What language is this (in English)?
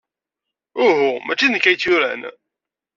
Kabyle